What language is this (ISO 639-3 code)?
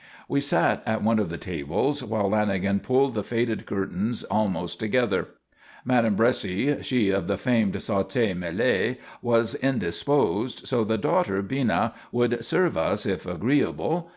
eng